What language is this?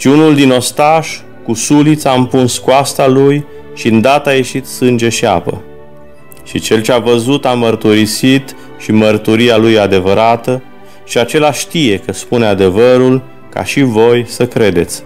Romanian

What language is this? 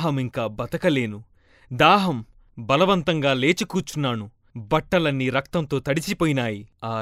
Telugu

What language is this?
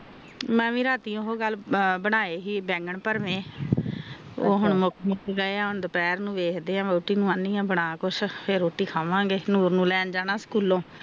Punjabi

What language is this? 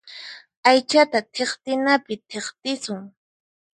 Puno Quechua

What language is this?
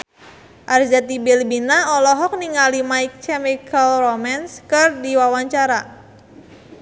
Sundanese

